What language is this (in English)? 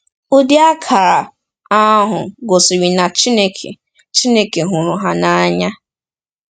Igbo